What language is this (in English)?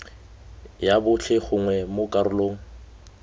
Tswana